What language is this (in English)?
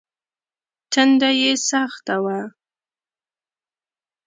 Pashto